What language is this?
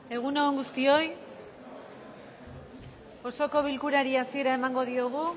Basque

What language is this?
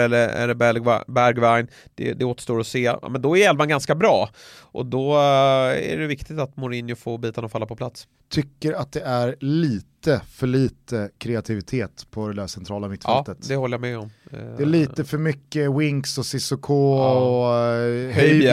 Swedish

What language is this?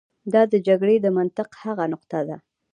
Pashto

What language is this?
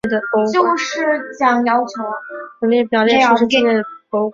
Chinese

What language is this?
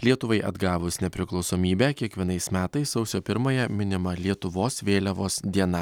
Lithuanian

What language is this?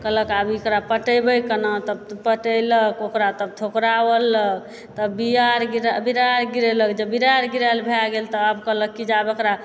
Maithili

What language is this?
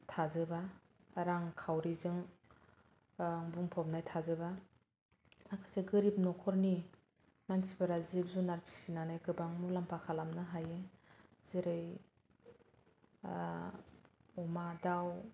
Bodo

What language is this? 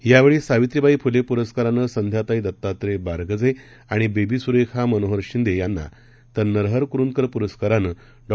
Marathi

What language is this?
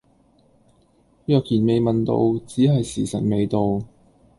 Cantonese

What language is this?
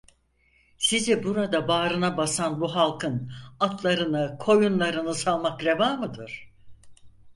Turkish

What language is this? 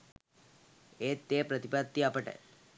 Sinhala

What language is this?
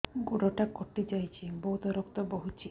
Odia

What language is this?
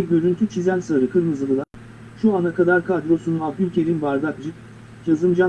Turkish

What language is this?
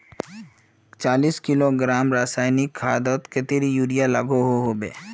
Magahi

